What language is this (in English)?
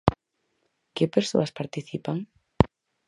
Galician